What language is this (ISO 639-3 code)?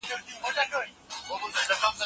pus